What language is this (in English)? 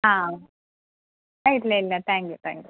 Malayalam